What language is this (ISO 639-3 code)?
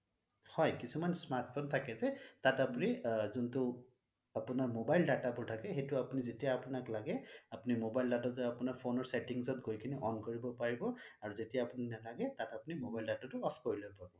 asm